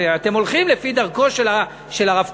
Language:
Hebrew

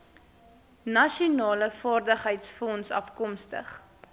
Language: Afrikaans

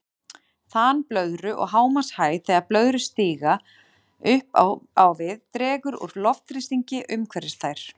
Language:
Icelandic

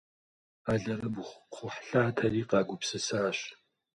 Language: Kabardian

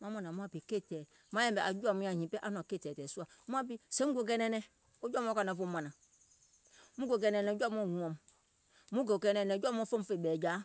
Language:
Gola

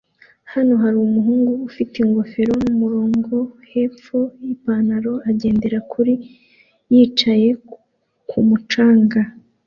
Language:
Kinyarwanda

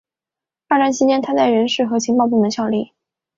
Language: Chinese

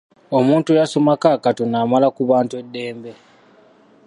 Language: Ganda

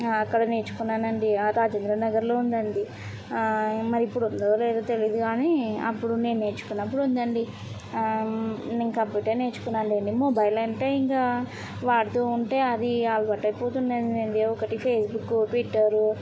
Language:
Telugu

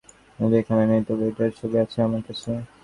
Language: Bangla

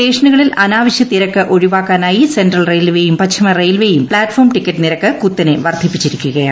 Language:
Malayalam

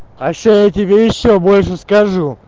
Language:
Russian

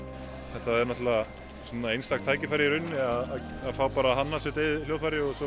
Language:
Icelandic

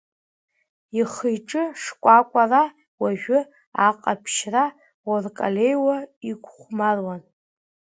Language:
Abkhazian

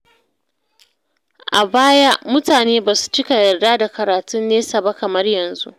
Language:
Hausa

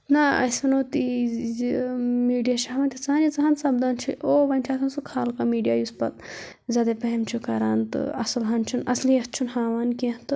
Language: Kashmiri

